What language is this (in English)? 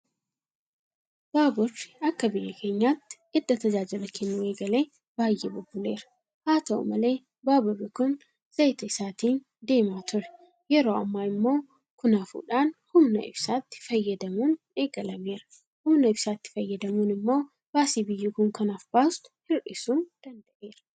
Oromo